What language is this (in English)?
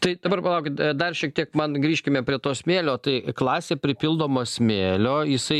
Lithuanian